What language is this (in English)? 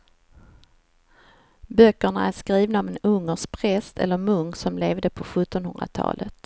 Swedish